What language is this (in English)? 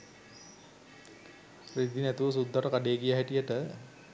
Sinhala